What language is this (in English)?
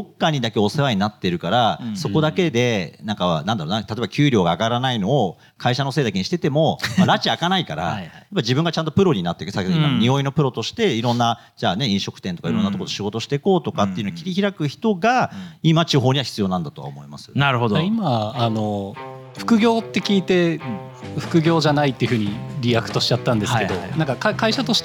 Japanese